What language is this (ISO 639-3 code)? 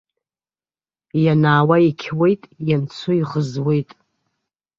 abk